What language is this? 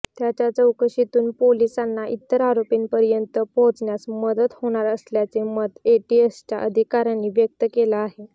Marathi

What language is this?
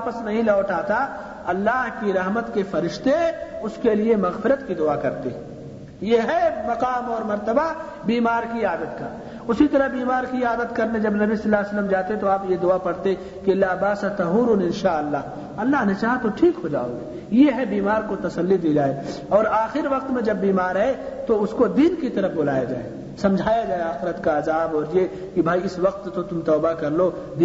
Urdu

